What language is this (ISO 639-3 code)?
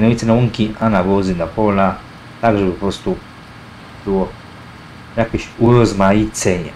pol